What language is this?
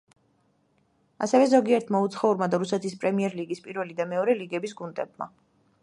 Georgian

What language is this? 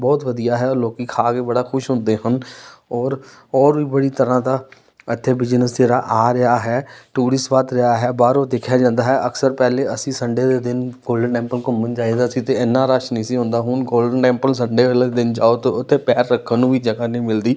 Punjabi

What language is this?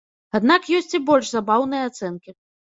Belarusian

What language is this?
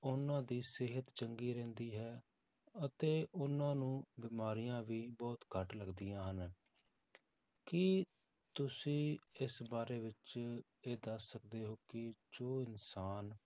Punjabi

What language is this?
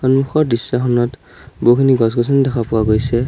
Assamese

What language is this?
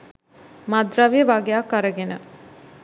Sinhala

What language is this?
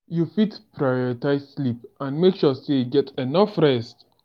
Nigerian Pidgin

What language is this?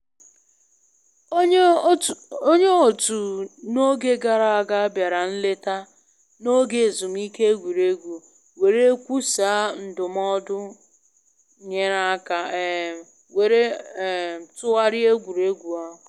Igbo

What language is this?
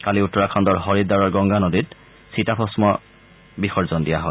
Assamese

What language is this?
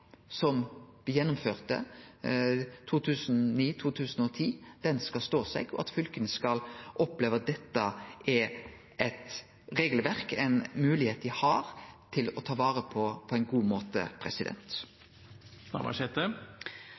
Norwegian Nynorsk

